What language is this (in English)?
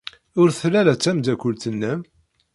Kabyle